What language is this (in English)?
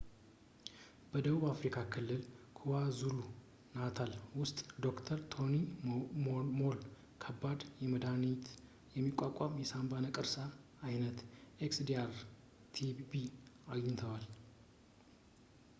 Amharic